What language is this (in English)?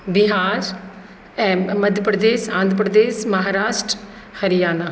Maithili